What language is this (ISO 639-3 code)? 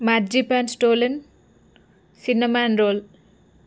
tel